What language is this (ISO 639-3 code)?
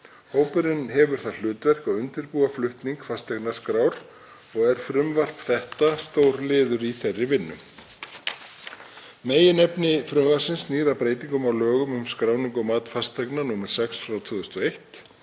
isl